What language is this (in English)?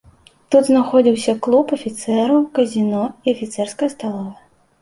Belarusian